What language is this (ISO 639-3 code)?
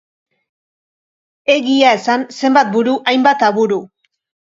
eus